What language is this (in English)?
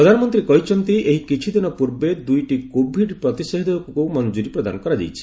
Odia